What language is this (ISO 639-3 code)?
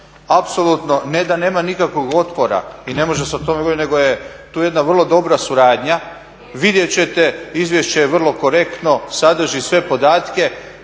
hrv